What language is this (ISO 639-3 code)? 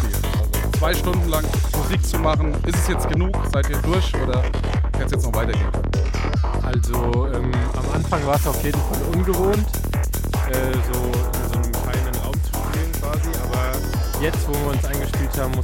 deu